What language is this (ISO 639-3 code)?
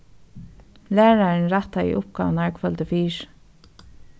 fao